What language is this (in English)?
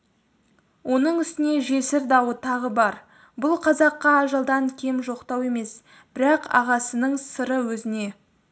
Kazakh